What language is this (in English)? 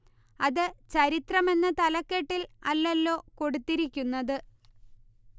Malayalam